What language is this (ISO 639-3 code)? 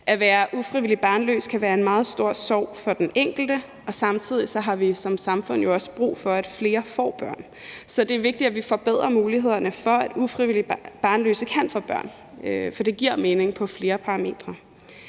dan